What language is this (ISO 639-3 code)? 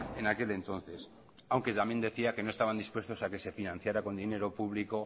spa